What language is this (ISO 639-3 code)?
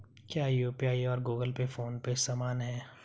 hin